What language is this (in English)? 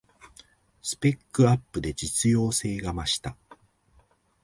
Japanese